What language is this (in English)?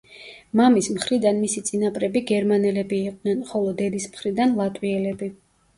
Georgian